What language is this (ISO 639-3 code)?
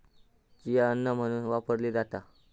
mar